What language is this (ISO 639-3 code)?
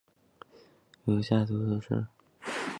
zho